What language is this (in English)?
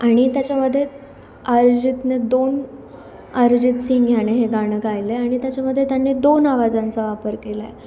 Marathi